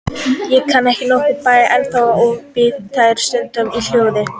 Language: Icelandic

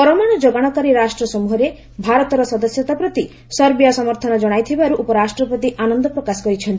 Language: Odia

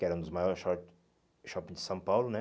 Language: Portuguese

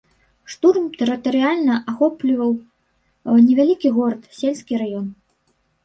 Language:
Belarusian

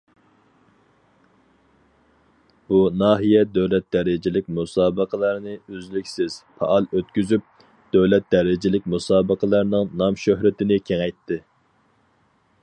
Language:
Uyghur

